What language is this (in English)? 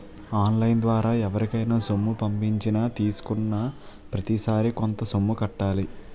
Telugu